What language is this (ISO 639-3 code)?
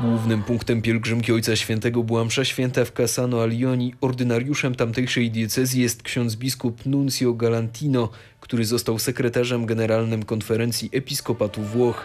pol